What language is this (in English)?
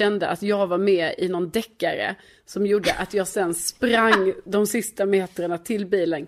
Swedish